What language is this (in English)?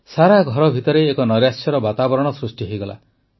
Odia